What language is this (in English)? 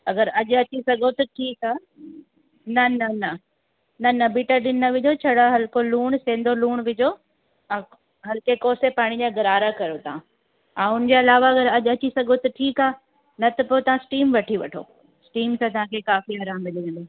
Sindhi